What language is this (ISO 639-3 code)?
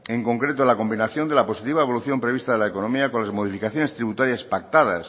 spa